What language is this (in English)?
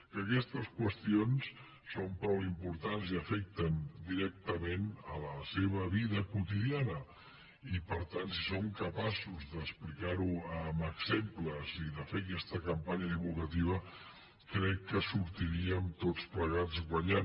Catalan